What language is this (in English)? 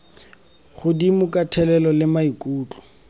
Tswana